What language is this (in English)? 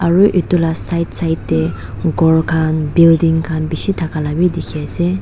Naga Pidgin